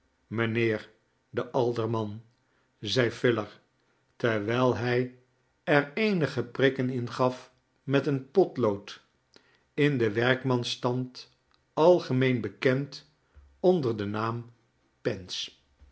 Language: Dutch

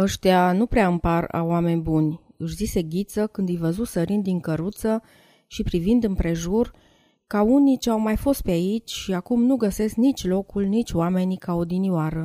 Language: Romanian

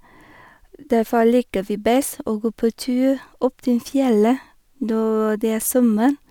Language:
Norwegian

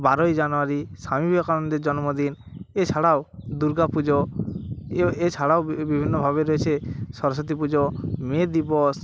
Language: Bangla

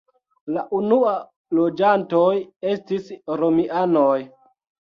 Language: Esperanto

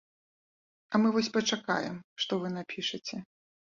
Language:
Belarusian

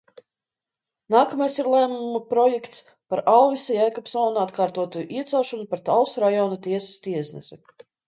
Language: Latvian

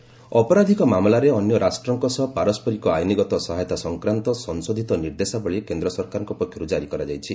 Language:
Odia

